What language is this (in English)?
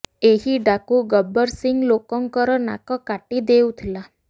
Odia